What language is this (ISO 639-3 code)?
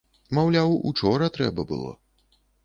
bel